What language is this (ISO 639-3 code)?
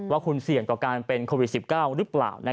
tha